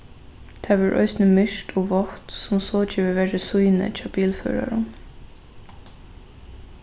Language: Faroese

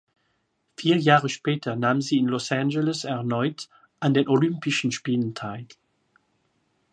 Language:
German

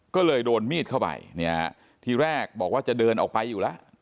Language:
Thai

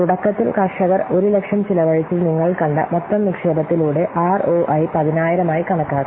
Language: Malayalam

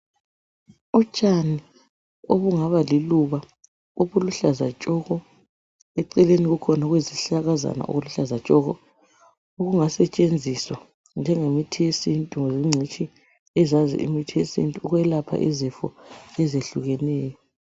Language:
North Ndebele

